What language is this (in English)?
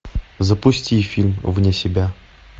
Russian